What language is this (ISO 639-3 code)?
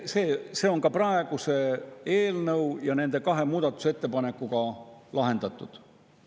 est